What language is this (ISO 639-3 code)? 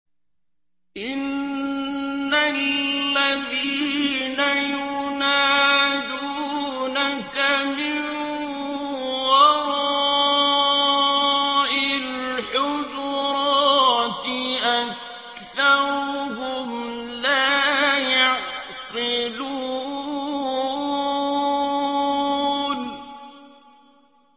ara